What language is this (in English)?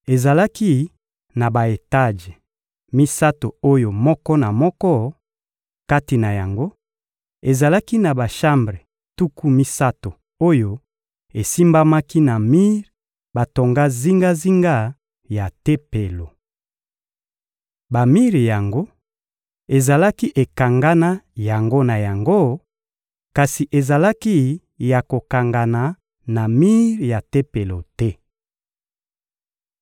Lingala